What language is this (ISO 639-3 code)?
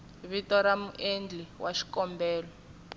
tso